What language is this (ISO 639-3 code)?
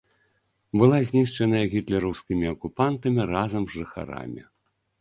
bel